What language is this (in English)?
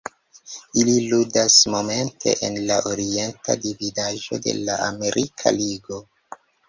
Esperanto